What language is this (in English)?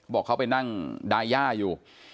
Thai